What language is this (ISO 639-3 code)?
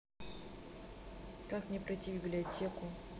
rus